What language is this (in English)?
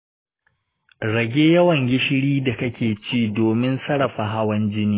Hausa